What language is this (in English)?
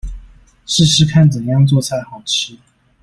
Chinese